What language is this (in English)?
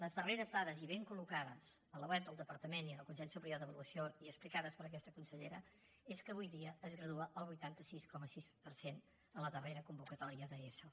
Catalan